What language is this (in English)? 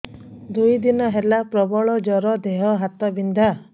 Odia